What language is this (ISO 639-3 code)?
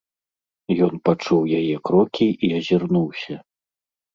bel